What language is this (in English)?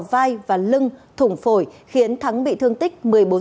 Vietnamese